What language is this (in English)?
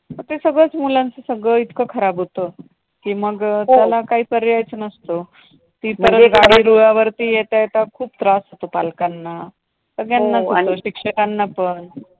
Marathi